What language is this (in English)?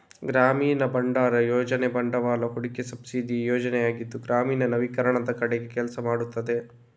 Kannada